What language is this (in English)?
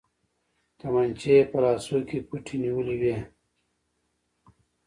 Pashto